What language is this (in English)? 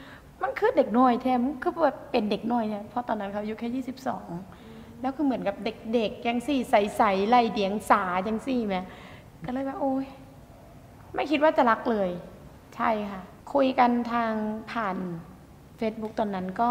Thai